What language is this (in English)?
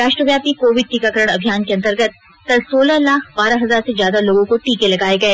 Hindi